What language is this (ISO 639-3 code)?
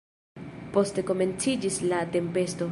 epo